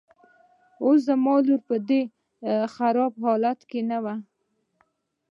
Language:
Pashto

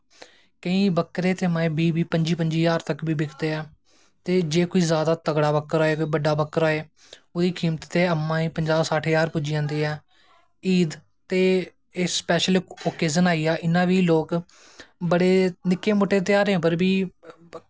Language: Dogri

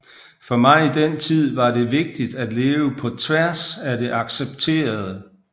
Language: Danish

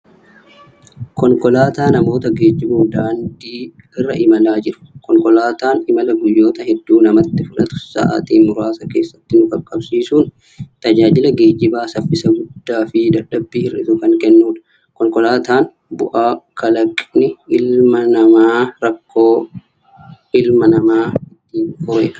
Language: Oromo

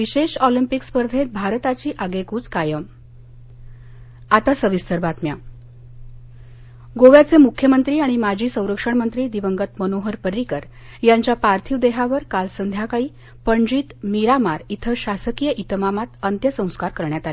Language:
Marathi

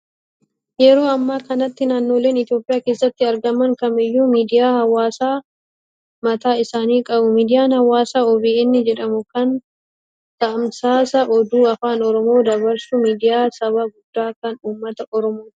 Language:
Oromo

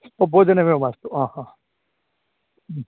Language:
Sanskrit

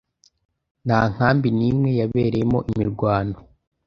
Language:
Kinyarwanda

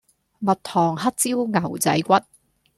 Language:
Cantonese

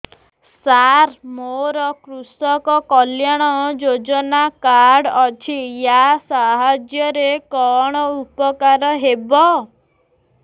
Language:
Odia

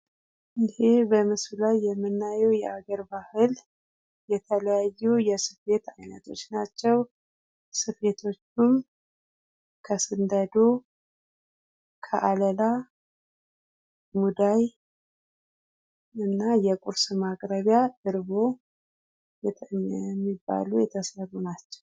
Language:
Amharic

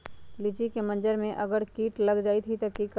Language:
Magahi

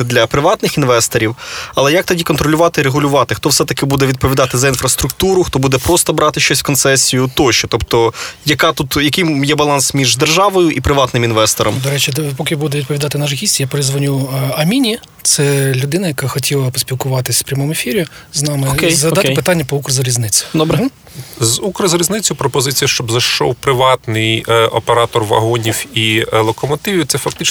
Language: Ukrainian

